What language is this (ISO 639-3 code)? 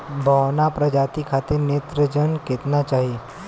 bho